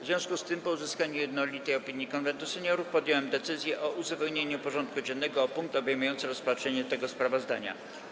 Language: Polish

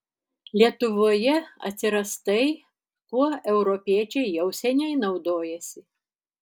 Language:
Lithuanian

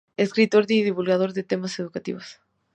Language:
Spanish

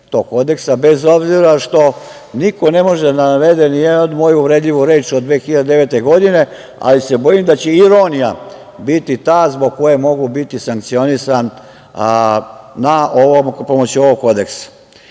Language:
Serbian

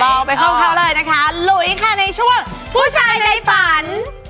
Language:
Thai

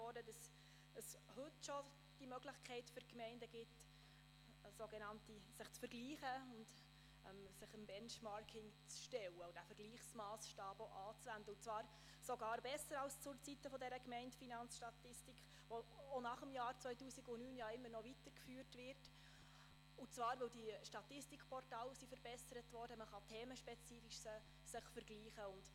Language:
Swiss German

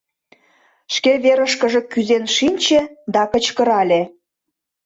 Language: Mari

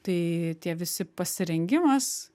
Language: Lithuanian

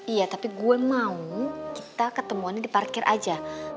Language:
Indonesian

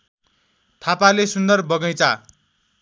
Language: Nepali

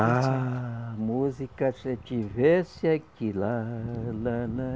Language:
Portuguese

